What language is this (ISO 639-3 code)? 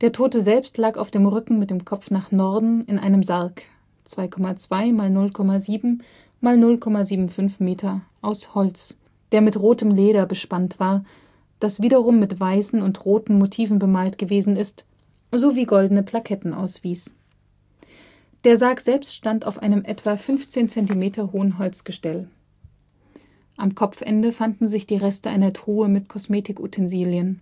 deu